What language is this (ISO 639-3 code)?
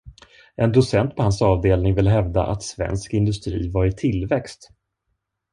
swe